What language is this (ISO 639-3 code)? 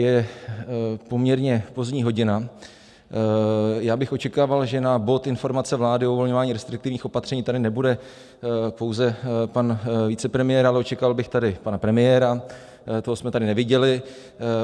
ces